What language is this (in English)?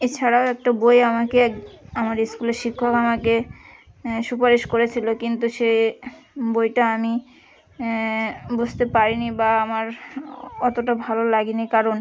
Bangla